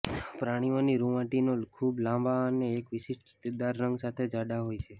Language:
Gujarati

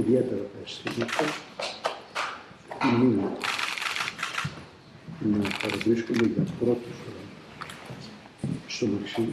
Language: Greek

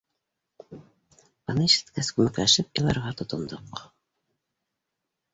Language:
Bashkir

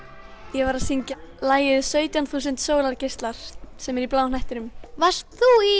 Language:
Icelandic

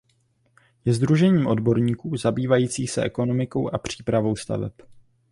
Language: Czech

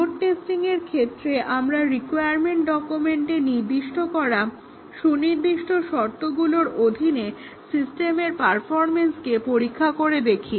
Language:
Bangla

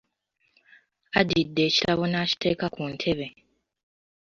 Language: Ganda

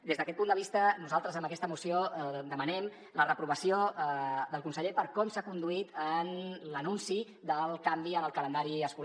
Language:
Catalan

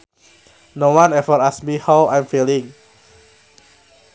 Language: Sundanese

